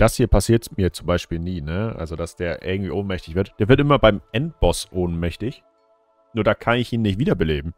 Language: German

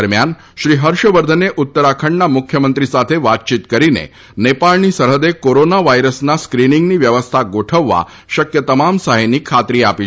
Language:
Gujarati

